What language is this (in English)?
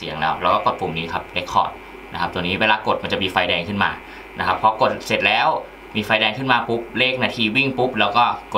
Thai